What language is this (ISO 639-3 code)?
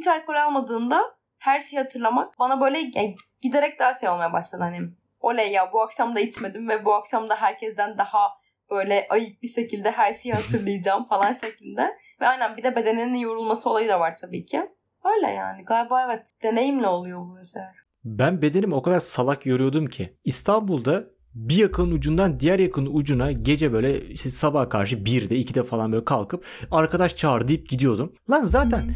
tur